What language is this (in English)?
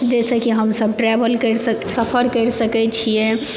Maithili